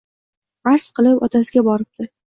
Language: Uzbek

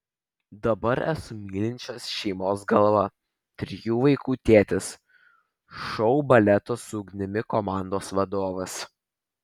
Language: Lithuanian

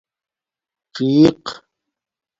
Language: Domaaki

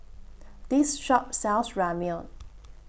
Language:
English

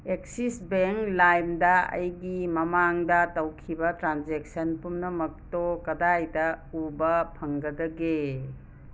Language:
Manipuri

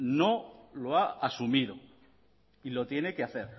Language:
Spanish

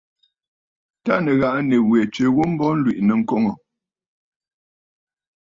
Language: Bafut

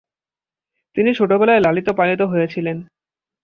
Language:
Bangla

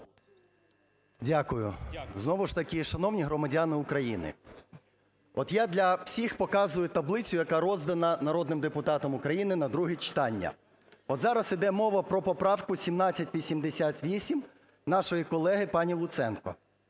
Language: Ukrainian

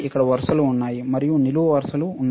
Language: Telugu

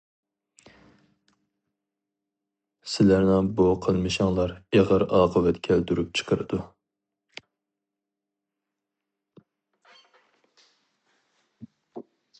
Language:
Uyghur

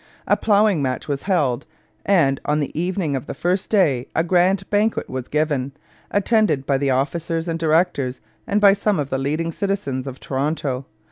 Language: English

